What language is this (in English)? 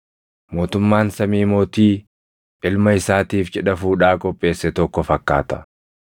Oromo